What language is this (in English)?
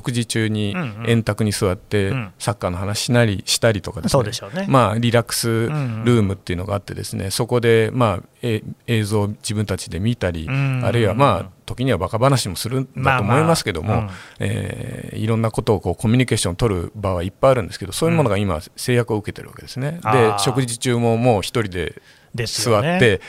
Japanese